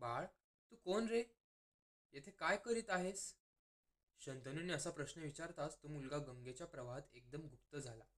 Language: Marathi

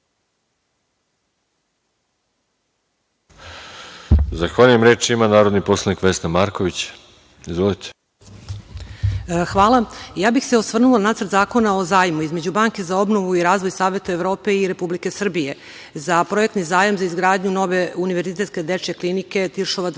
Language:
Serbian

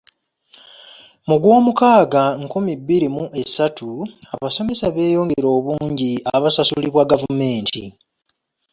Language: Ganda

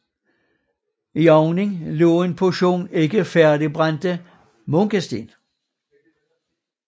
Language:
Danish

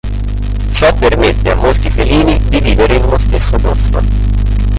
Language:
Italian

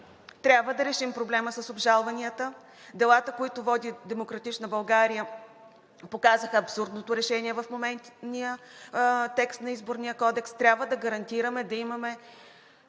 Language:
Bulgarian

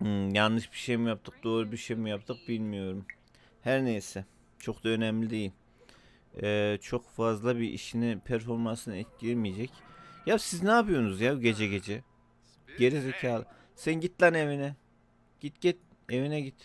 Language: Turkish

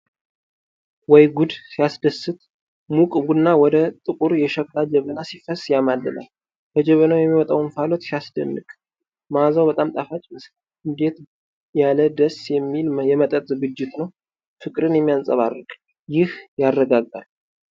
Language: Amharic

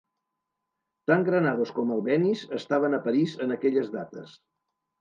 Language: Catalan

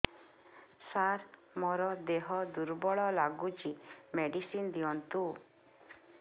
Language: Odia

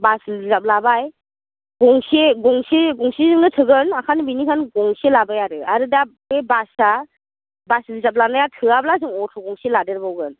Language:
Bodo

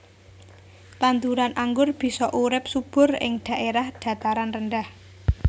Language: Javanese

